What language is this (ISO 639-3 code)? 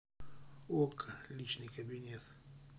rus